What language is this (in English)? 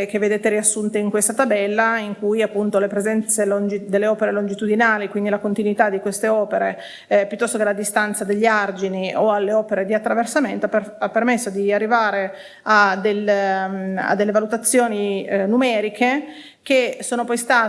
Italian